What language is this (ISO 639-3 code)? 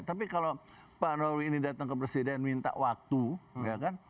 ind